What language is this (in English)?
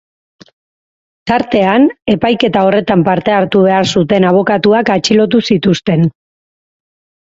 Basque